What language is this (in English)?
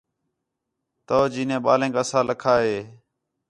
Khetrani